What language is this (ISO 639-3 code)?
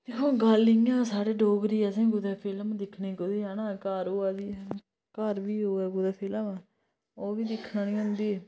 doi